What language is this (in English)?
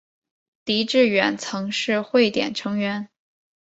Chinese